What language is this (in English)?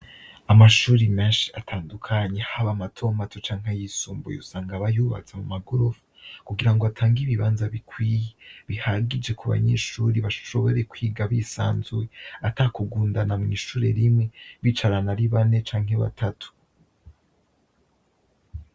Rundi